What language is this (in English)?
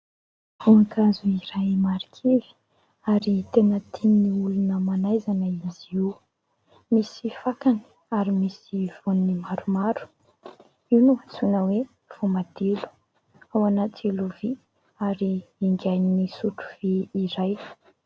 Malagasy